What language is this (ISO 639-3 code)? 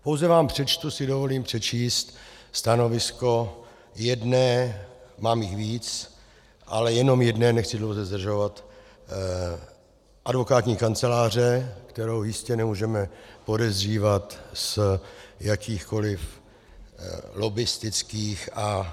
ces